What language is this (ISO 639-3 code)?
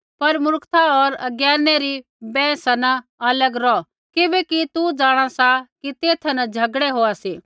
kfx